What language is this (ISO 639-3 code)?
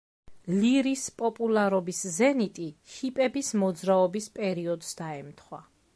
kat